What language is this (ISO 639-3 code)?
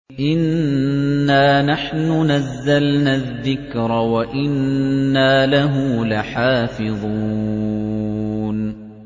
ara